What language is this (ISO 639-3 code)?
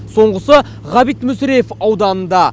kaz